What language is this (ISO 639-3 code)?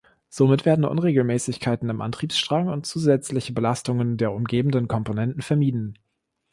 deu